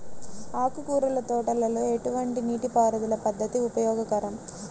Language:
Telugu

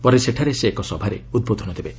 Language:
Odia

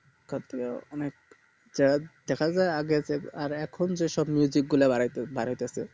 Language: Bangla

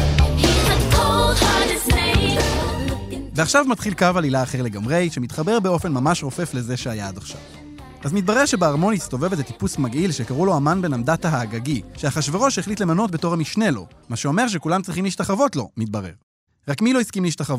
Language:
Hebrew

